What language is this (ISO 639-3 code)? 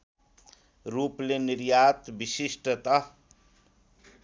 nep